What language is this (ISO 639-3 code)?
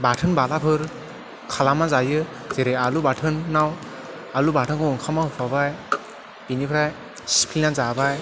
brx